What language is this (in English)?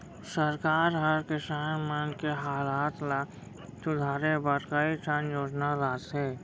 Chhattisgarhi